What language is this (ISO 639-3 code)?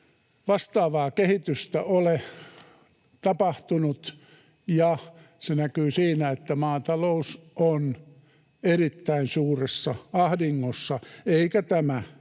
fin